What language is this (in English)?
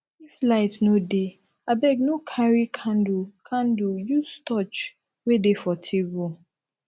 Nigerian Pidgin